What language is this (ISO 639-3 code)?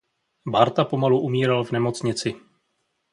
ces